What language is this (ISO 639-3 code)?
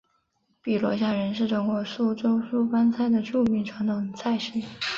zho